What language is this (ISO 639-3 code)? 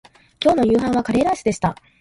jpn